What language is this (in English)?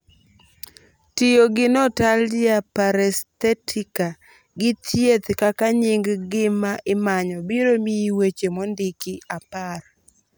Luo (Kenya and Tanzania)